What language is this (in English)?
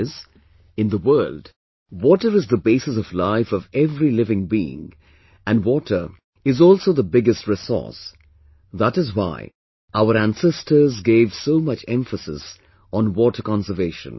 English